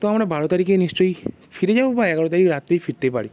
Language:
Bangla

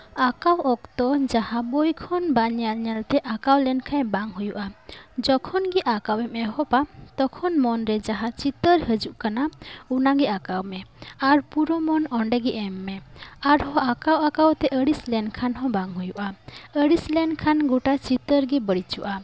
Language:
Santali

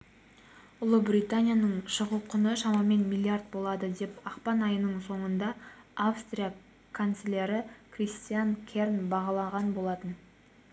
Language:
Kazakh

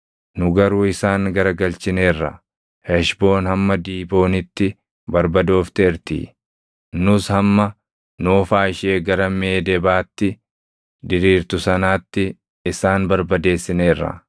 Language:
Oromo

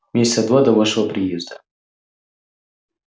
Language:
Russian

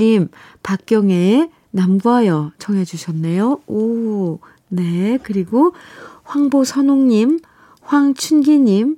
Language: Korean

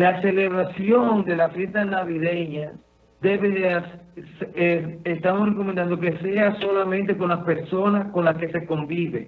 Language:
Spanish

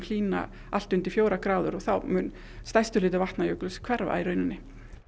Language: Icelandic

